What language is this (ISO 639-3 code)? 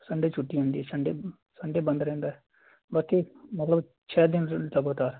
pan